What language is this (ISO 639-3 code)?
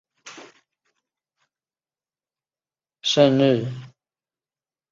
zho